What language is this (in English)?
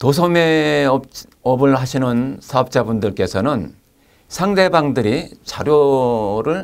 Korean